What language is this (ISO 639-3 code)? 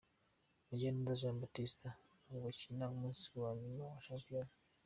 kin